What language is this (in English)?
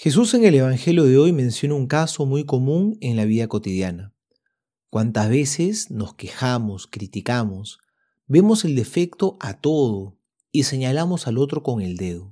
Spanish